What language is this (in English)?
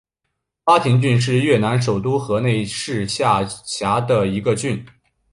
Chinese